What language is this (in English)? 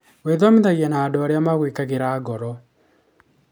Kikuyu